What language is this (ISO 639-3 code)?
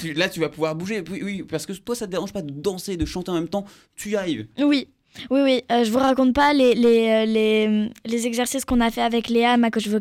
fra